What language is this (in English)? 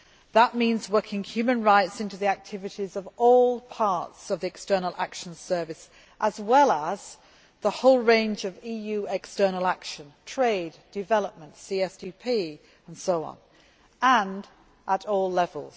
English